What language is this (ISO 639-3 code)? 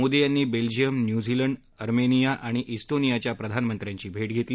mar